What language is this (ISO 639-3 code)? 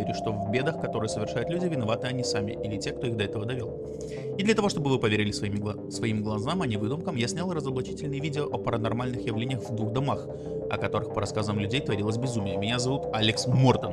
rus